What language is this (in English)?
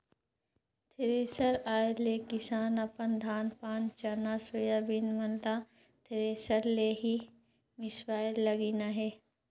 Chhattisgarhi